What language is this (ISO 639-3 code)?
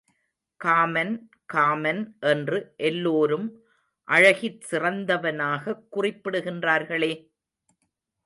tam